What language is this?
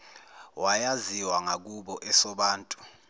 Zulu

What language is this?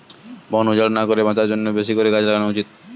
Bangla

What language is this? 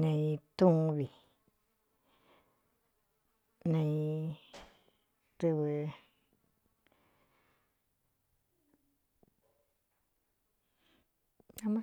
Cuyamecalco Mixtec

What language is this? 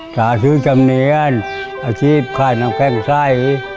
Thai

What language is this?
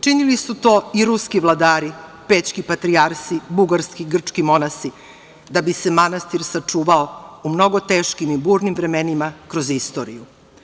Serbian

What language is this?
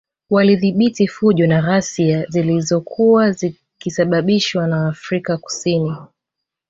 Swahili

